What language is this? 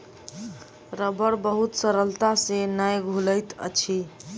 Maithili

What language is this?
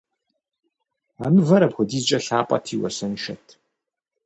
Kabardian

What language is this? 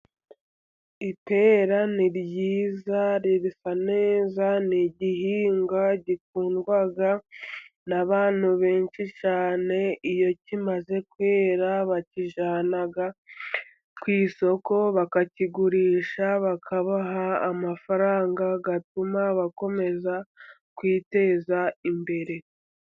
Kinyarwanda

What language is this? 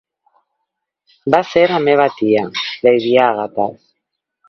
Catalan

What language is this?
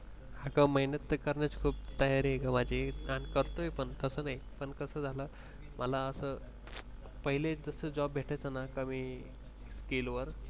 Marathi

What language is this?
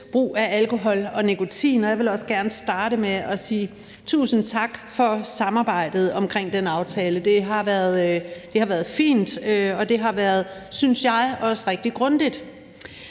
Danish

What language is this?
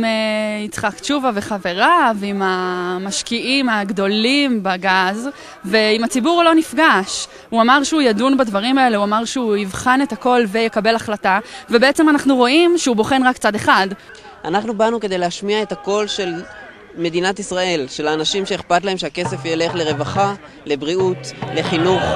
Hebrew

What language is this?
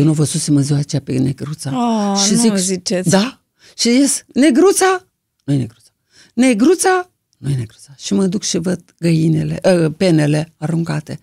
Romanian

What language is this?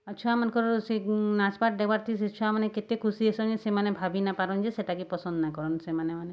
Odia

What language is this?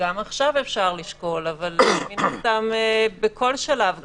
Hebrew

